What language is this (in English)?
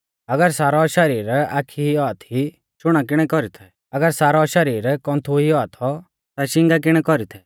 Mahasu Pahari